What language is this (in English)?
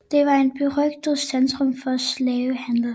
Danish